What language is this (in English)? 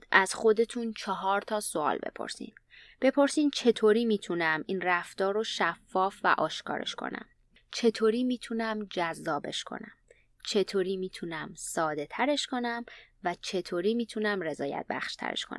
Persian